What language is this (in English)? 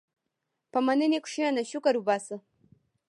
Pashto